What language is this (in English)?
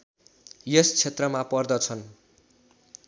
Nepali